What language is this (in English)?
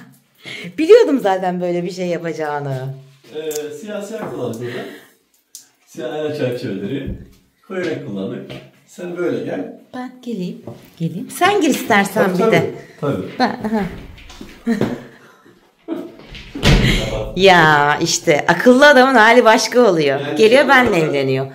Turkish